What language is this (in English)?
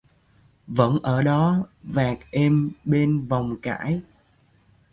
Vietnamese